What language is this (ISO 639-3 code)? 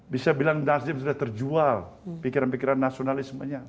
ind